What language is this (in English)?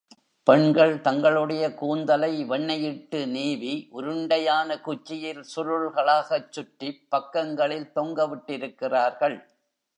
Tamil